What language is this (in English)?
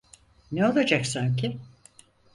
Turkish